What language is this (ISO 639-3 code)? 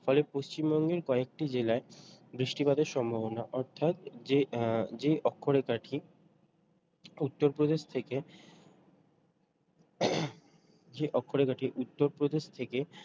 ben